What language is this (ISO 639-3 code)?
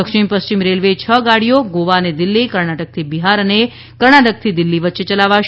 guj